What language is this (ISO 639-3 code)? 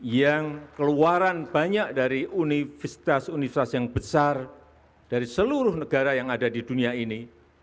ind